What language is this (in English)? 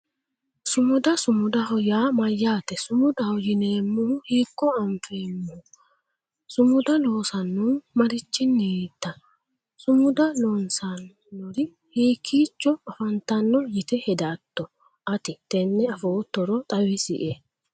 Sidamo